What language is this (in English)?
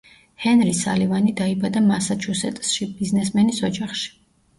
Georgian